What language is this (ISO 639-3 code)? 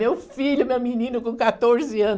por